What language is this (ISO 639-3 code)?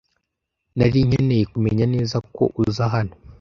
kin